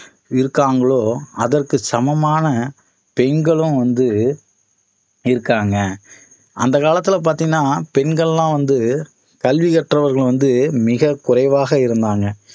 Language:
Tamil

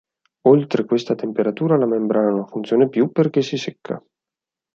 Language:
Italian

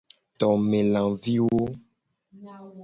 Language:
Gen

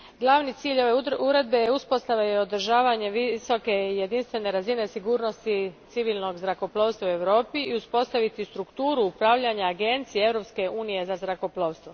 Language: Croatian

